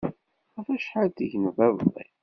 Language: Kabyle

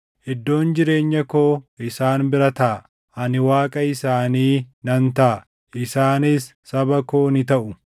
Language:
Oromo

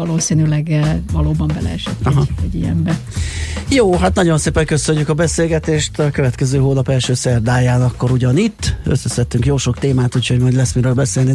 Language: Hungarian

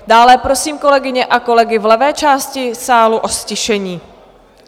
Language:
Czech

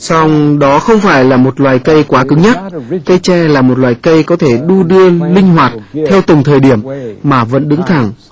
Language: Vietnamese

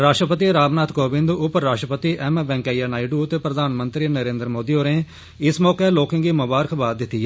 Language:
Dogri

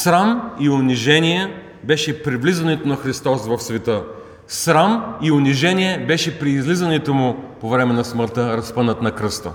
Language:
Bulgarian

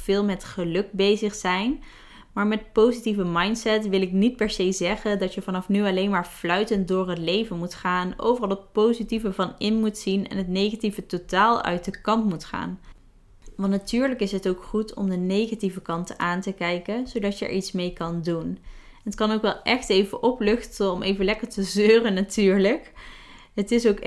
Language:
Dutch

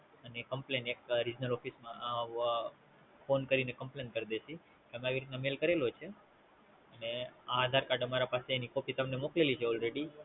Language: Gujarati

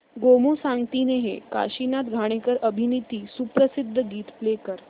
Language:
Marathi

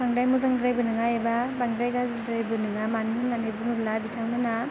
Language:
Bodo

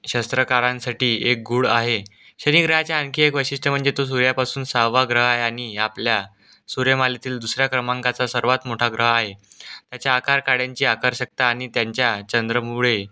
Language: Marathi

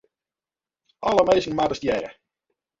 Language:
Western Frisian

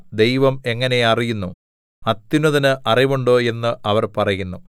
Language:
Malayalam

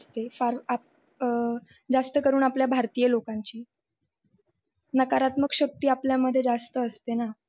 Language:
Marathi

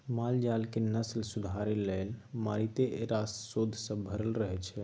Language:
Maithili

